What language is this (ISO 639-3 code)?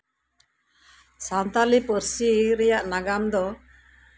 sat